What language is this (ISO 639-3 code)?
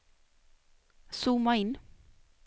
swe